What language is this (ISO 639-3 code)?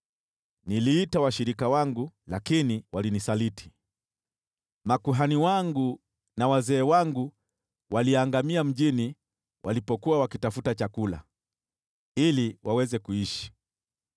swa